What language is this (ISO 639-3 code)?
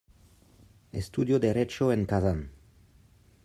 spa